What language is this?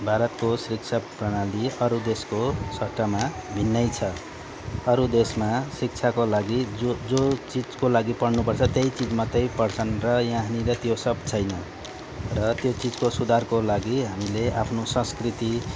Nepali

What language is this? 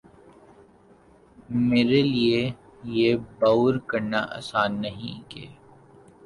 Urdu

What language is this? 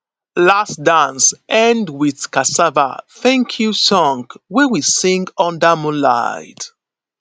Nigerian Pidgin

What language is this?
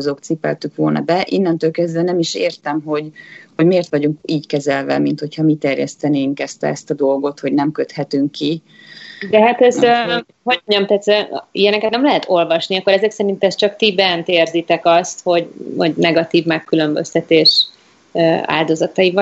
Hungarian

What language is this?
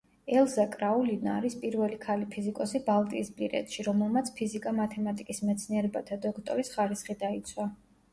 Georgian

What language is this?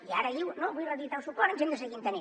Catalan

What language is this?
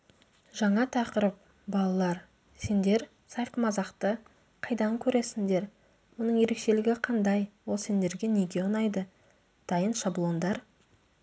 Kazakh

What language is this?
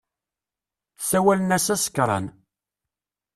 Kabyle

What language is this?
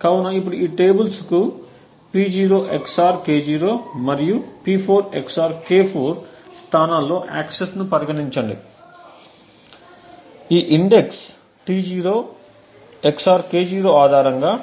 Telugu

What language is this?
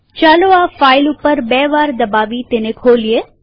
Gujarati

